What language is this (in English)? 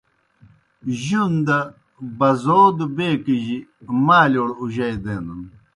Kohistani Shina